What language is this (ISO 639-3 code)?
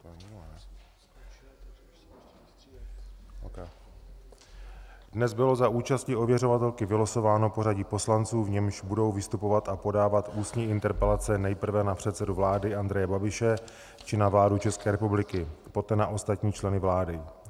ces